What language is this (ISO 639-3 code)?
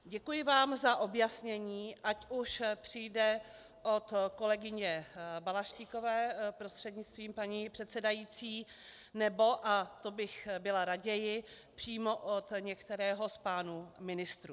ces